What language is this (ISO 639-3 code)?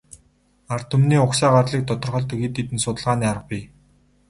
mon